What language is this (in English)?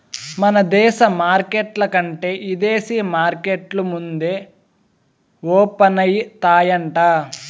Telugu